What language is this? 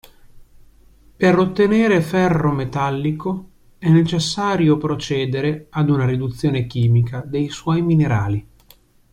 Italian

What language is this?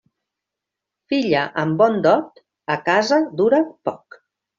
Catalan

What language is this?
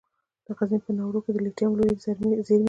Pashto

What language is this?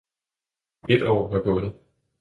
Danish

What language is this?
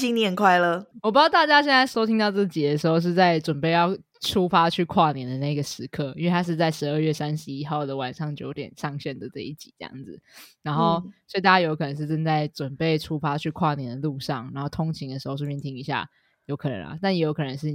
Chinese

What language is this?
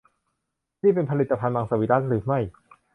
Thai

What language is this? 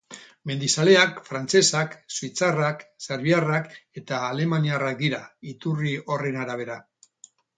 Basque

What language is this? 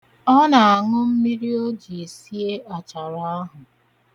Igbo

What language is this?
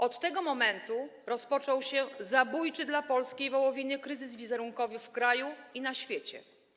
Polish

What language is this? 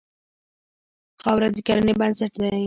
Pashto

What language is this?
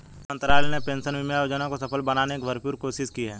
Hindi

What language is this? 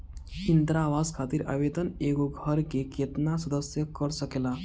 Bhojpuri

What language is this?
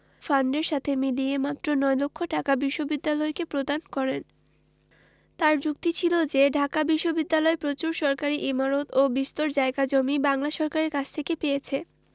Bangla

